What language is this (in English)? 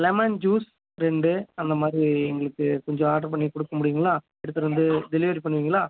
Tamil